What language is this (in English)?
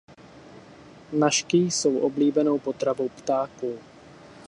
Czech